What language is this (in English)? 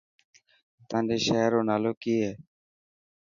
Dhatki